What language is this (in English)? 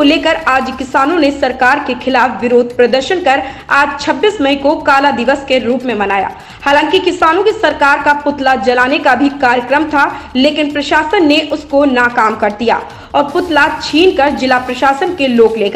Hindi